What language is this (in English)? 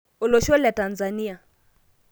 Masai